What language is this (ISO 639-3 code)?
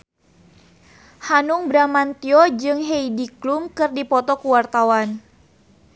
sun